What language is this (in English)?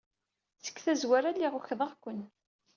Kabyle